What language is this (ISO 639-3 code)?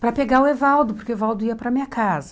por